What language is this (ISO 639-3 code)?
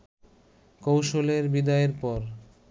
ben